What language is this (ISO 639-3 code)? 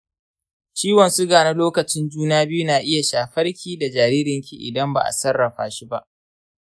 hau